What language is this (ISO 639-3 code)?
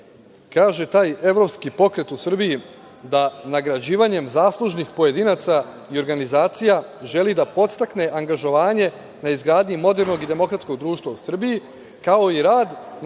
srp